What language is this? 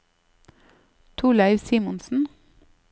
Norwegian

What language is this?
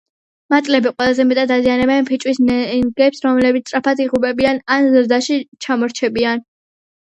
Georgian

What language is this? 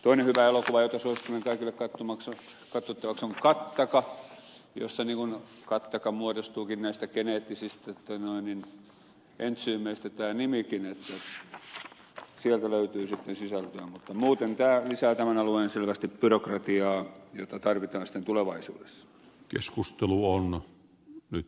Finnish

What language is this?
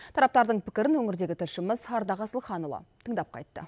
Kazakh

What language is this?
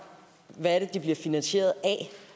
Danish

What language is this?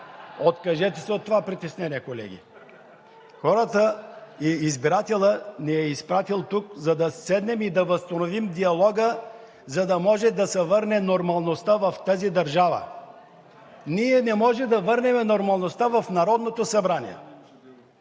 Bulgarian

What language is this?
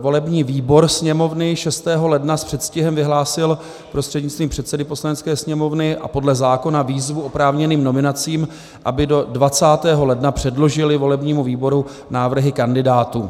Czech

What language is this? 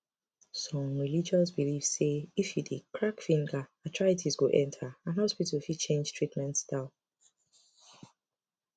Nigerian Pidgin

